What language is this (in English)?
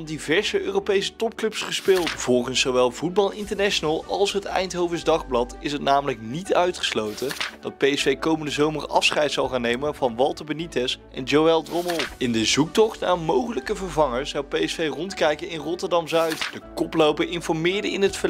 Dutch